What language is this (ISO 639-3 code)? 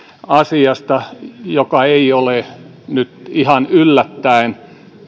fin